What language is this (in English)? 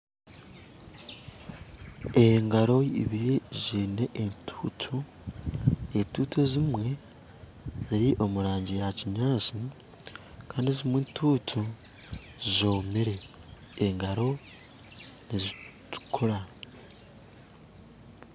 Nyankole